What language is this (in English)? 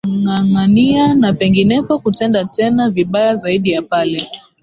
Swahili